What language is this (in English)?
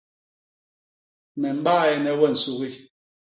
Basaa